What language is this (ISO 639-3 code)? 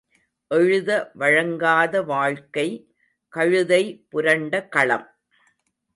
tam